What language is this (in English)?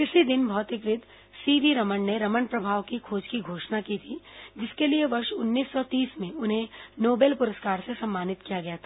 Hindi